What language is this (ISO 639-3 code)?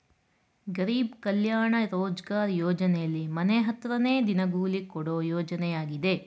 kan